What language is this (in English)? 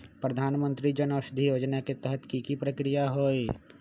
Magahi